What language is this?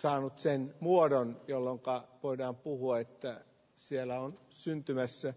Finnish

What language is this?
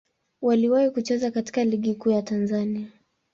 Swahili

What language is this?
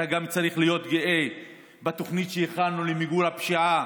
Hebrew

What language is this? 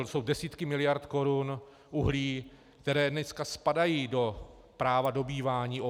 Czech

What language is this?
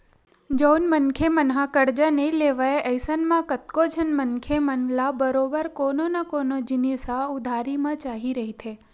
Chhattisgarhi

